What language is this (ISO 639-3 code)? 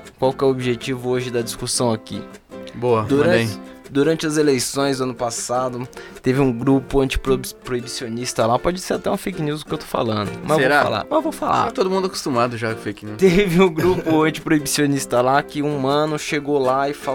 por